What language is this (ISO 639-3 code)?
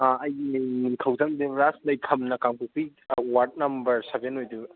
mni